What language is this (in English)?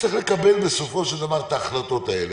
Hebrew